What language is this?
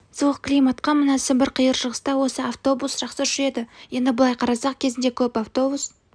Kazakh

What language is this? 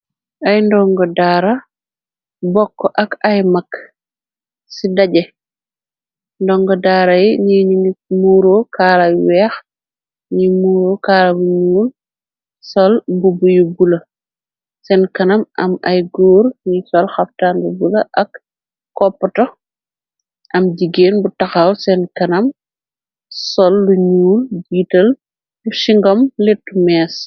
Wolof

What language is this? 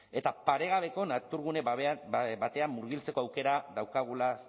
Basque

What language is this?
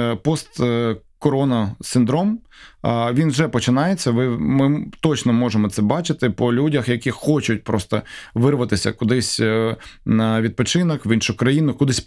Ukrainian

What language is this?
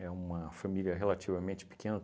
Portuguese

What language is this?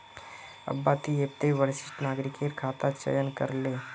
Magahi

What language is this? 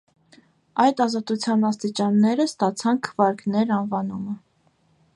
Armenian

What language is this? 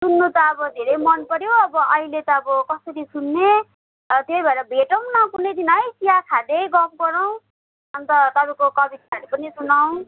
Nepali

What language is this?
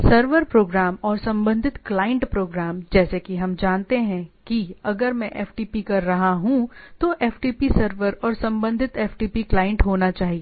Hindi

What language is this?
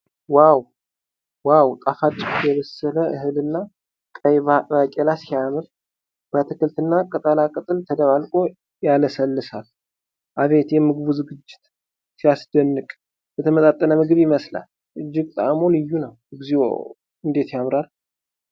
Amharic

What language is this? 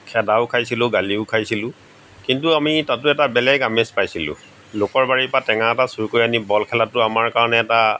Assamese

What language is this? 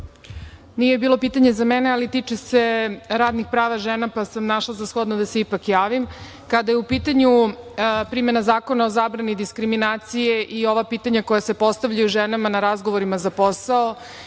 Serbian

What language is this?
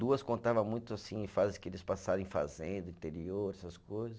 Portuguese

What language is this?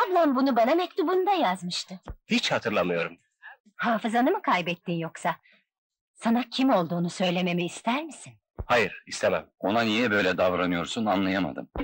Turkish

